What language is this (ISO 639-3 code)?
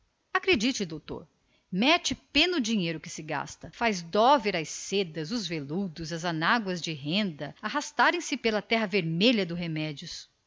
por